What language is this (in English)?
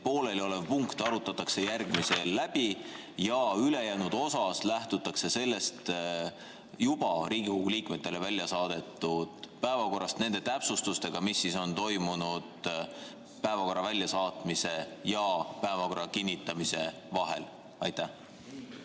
Estonian